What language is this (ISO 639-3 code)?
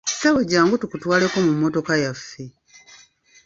lug